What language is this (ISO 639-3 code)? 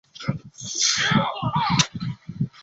zho